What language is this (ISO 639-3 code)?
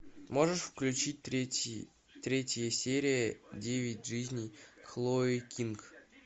rus